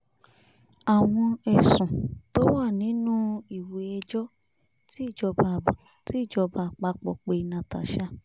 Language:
Yoruba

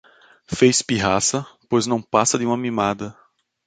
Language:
Portuguese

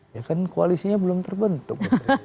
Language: Indonesian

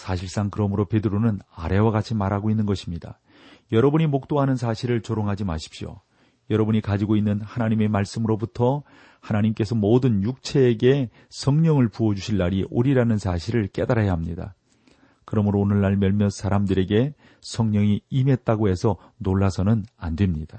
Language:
Korean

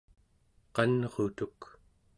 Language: Central Yupik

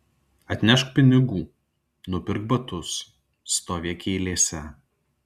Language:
Lithuanian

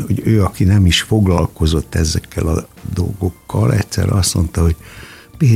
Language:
Hungarian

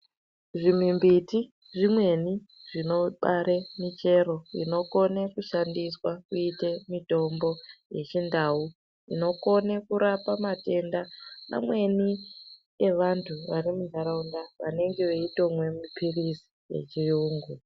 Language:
Ndau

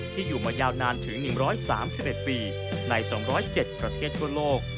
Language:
Thai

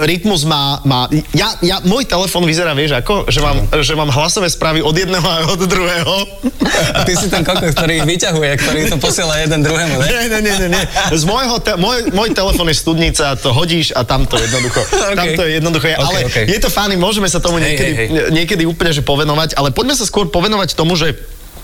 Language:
Slovak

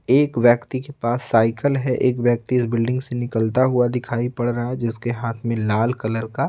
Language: Hindi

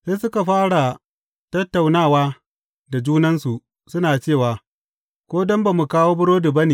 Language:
Hausa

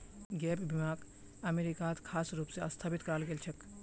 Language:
Magahi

